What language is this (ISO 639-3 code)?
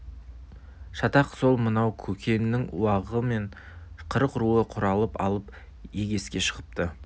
kaz